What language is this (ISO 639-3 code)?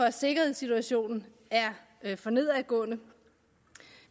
dan